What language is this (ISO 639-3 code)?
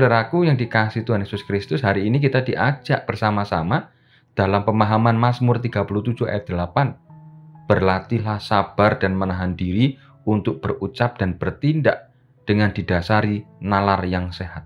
ind